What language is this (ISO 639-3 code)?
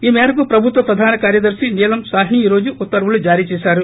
tel